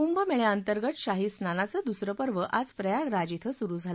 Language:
Marathi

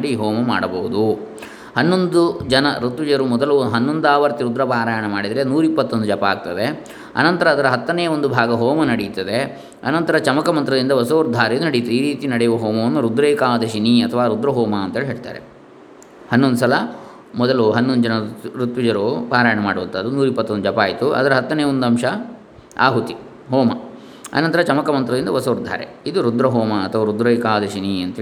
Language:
Kannada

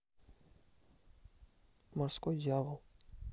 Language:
Russian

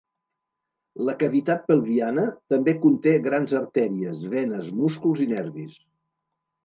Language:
Catalan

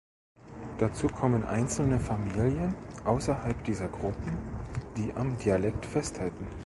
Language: German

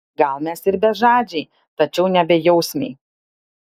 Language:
Lithuanian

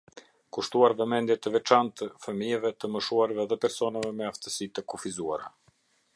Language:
Albanian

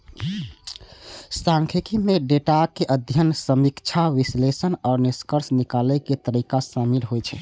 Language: Maithili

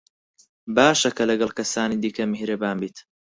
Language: Central Kurdish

